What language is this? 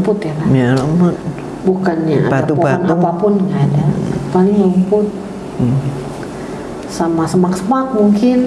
Indonesian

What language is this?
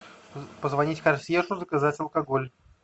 Russian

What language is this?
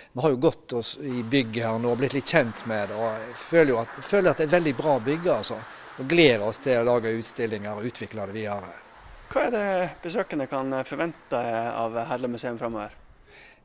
Norwegian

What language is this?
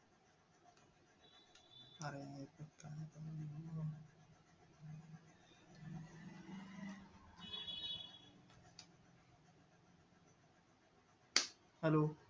Marathi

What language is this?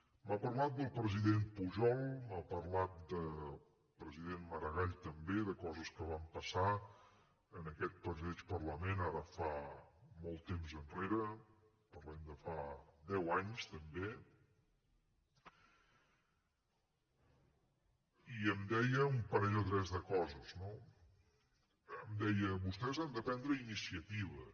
Catalan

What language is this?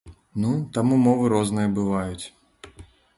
Belarusian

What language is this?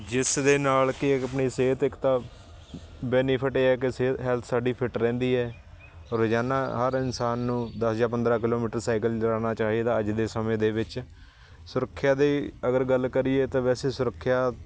Punjabi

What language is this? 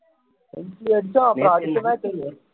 Tamil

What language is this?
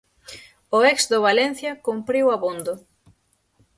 Galician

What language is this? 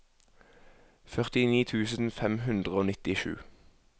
Norwegian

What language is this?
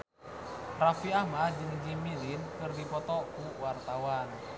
Sundanese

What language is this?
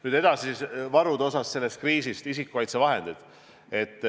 Estonian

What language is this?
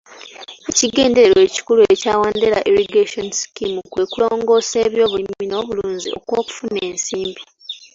Ganda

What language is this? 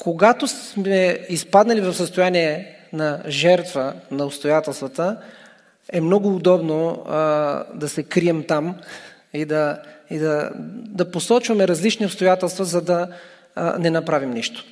Bulgarian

